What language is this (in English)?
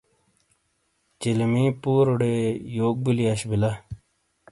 Shina